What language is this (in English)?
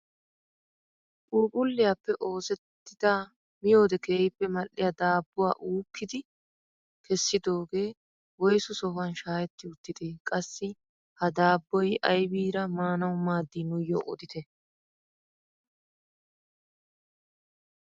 Wolaytta